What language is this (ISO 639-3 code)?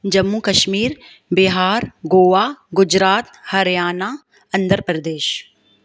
snd